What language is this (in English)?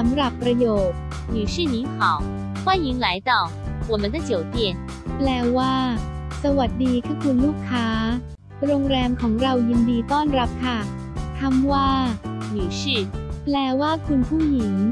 Thai